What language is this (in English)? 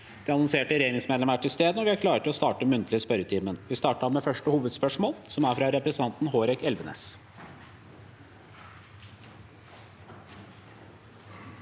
Norwegian